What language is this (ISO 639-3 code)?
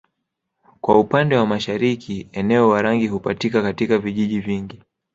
swa